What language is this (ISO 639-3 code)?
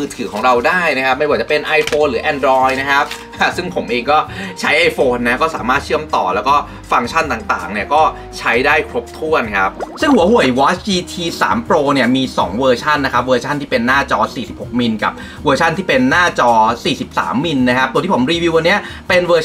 tha